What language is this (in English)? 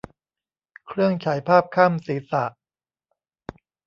Thai